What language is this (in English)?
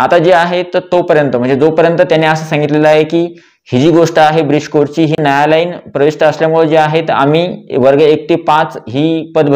Hindi